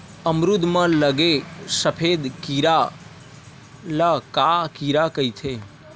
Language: Chhattisgarhi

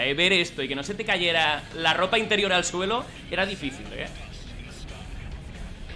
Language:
Spanish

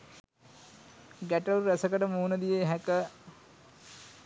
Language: Sinhala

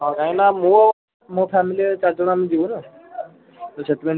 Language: Odia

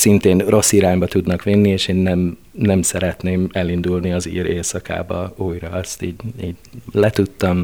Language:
Hungarian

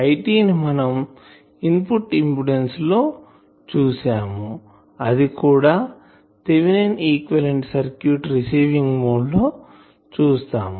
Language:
Telugu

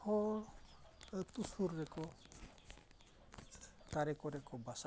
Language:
Santali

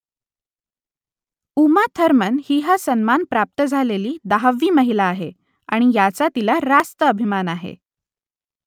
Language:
Marathi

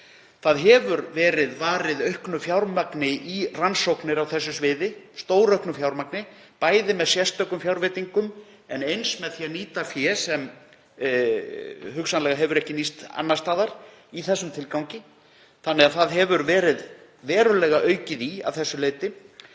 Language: Icelandic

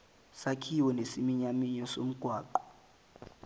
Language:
Zulu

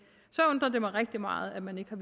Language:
Danish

